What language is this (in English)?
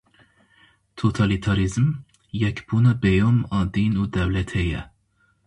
Kurdish